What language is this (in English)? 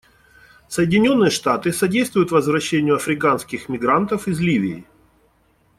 Russian